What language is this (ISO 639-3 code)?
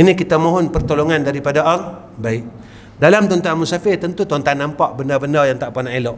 msa